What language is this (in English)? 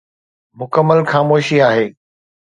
Sindhi